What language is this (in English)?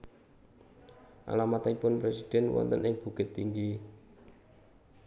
Javanese